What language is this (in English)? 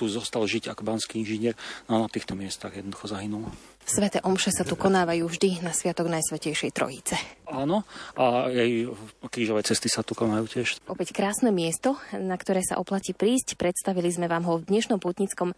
Slovak